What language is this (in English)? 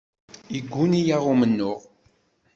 Kabyle